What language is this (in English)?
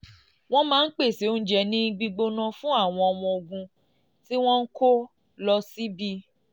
Yoruba